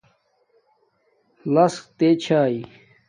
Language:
Domaaki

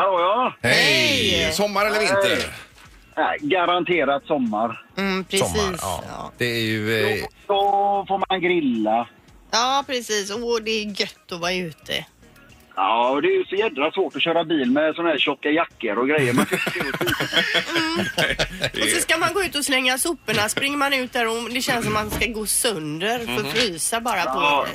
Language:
Swedish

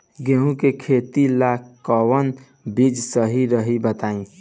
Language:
Bhojpuri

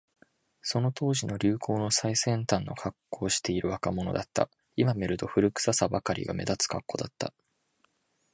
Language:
Japanese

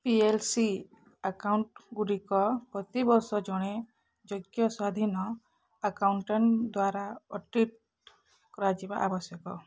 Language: Odia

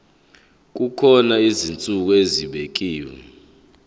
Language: Zulu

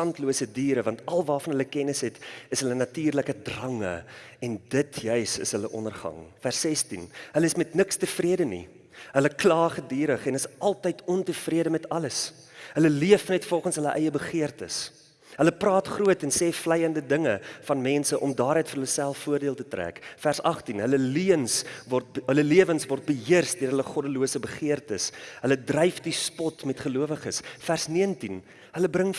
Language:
Dutch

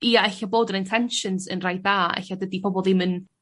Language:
Welsh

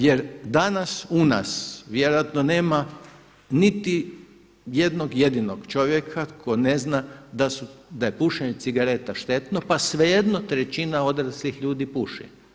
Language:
Croatian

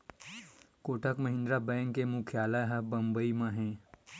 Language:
Chhattisgarhi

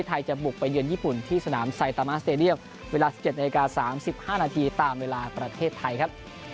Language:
Thai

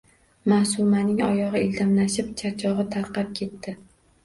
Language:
Uzbek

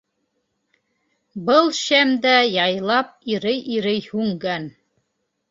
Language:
Bashkir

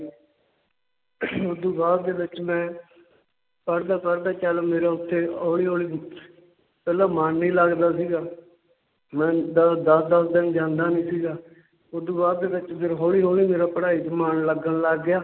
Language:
Punjabi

